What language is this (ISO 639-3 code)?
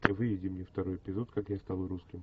rus